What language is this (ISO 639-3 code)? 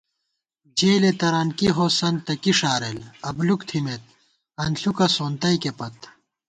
gwt